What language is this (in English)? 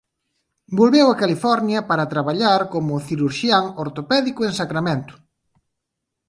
Galician